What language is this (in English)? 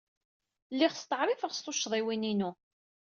Kabyle